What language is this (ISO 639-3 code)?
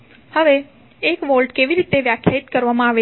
guj